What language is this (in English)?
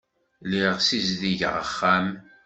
Kabyle